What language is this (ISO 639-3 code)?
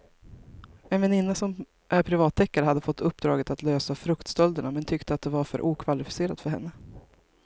swe